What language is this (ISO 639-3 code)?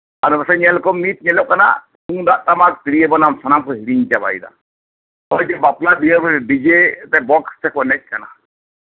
sat